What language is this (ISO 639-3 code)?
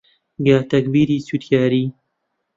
ckb